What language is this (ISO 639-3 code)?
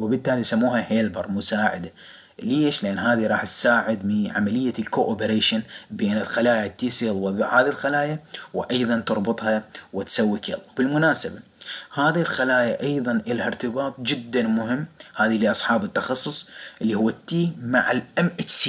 ara